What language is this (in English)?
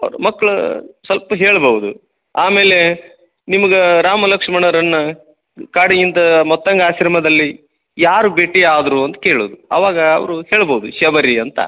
Kannada